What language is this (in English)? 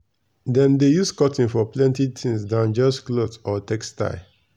Nigerian Pidgin